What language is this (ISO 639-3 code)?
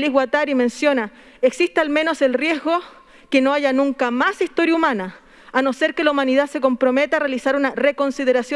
spa